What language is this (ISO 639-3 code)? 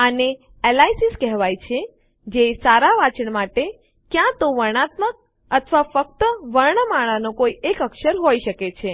guj